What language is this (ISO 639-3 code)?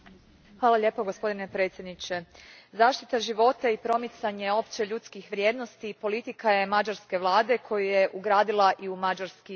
hrv